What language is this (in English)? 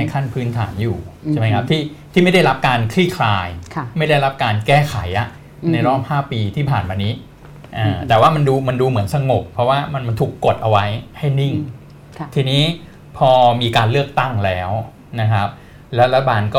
Thai